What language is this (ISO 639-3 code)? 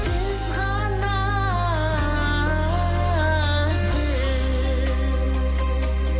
kaz